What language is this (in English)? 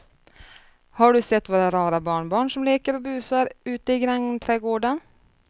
Swedish